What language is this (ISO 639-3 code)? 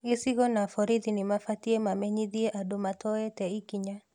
kik